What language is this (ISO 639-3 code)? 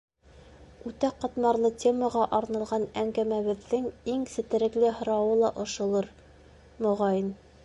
bak